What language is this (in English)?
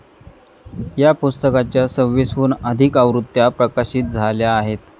Marathi